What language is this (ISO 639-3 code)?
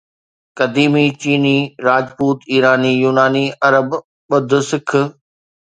snd